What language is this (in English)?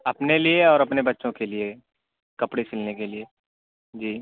Urdu